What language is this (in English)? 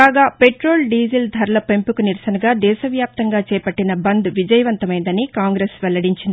Telugu